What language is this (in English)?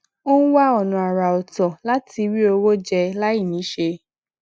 Yoruba